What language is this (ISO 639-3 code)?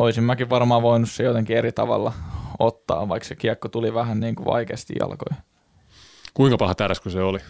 fin